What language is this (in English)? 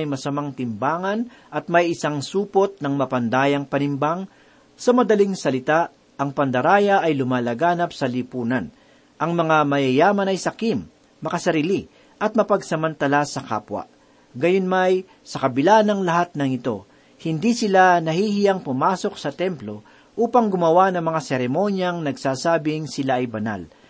Filipino